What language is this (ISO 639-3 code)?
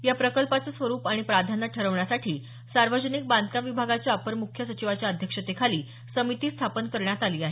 mar